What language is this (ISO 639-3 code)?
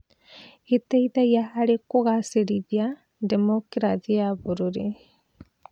kik